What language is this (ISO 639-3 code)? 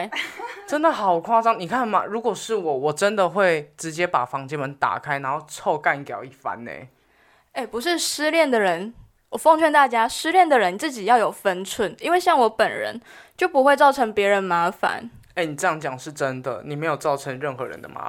zho